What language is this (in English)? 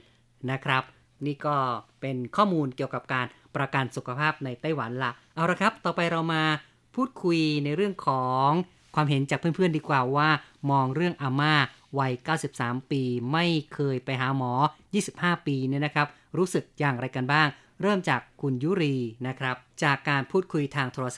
Thai